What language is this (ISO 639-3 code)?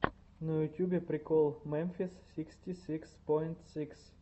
rus